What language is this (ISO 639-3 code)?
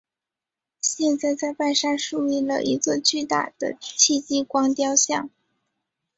zho